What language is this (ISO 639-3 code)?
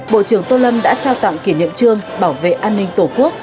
vie